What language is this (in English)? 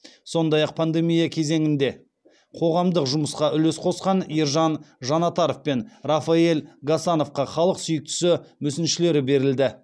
Kazakh